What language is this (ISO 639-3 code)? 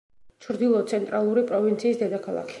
kat